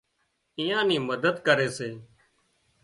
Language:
Wadiyara Koli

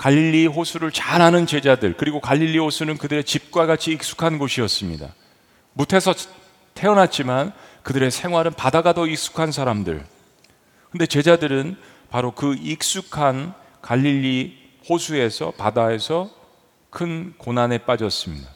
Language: Korean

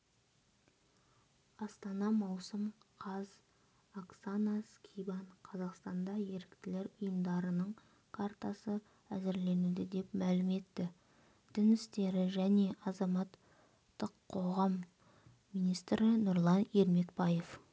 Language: Kazakh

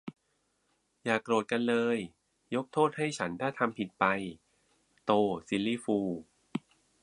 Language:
Thai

